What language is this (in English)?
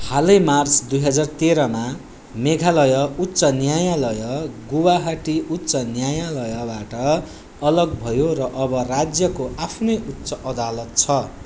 Nepali